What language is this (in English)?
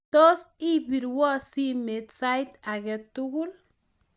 Kalenjin